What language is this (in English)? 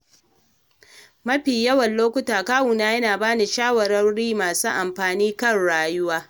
Hausa